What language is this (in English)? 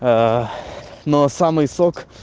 Russian